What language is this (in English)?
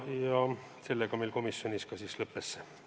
Estonian